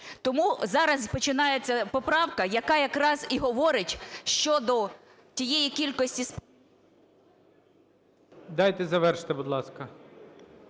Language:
Ukrainian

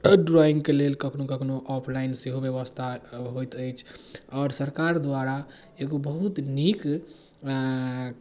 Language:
Maithili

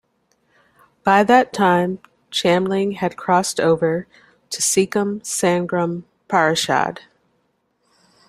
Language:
English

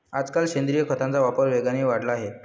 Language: Marathi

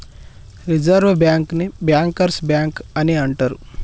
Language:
Telugu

